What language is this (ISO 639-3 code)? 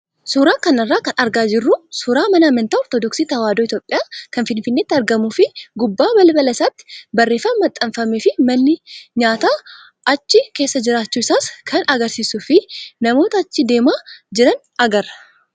orm